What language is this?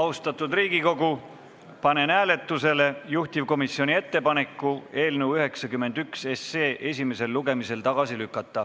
Estonian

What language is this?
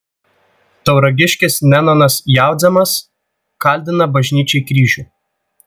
Lithuanian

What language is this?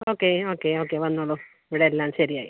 Malayalam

